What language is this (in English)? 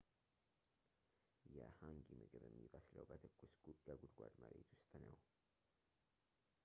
Amharic